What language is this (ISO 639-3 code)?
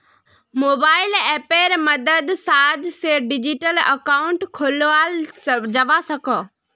mag